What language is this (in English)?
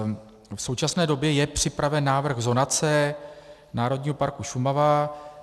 Czech